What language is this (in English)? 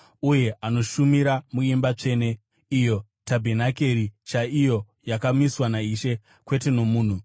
Shona